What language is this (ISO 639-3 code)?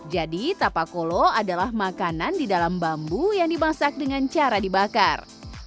ind